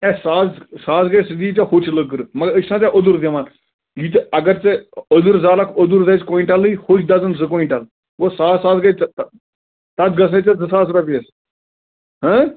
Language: Kashmiri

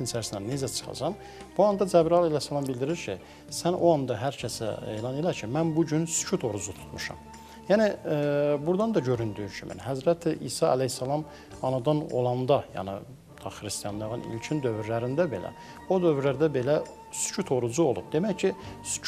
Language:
Turkish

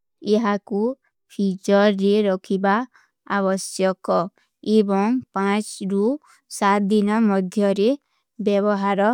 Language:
Kui (India)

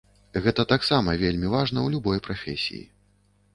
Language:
Belarusian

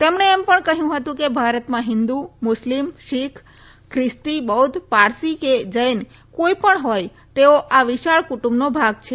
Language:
Gujarati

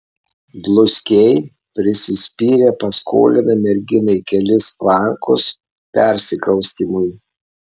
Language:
Lithuanian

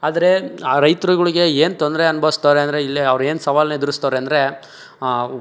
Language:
Kannada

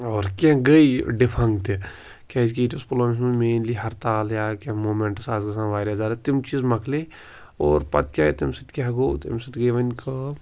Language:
Kashmiri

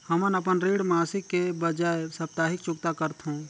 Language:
Chhattisgarhi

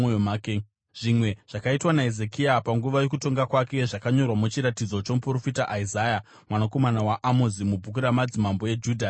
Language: Shona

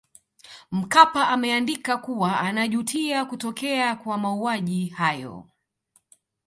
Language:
Swahili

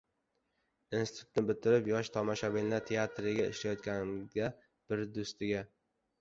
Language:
Uzbek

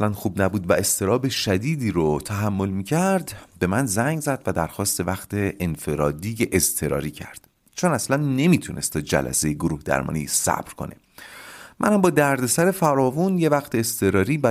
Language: Persian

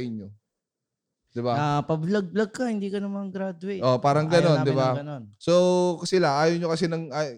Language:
Filipino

